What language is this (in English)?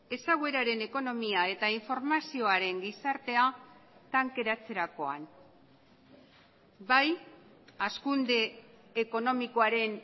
Basque